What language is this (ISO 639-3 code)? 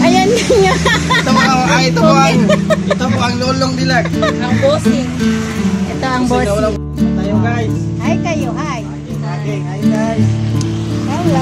fil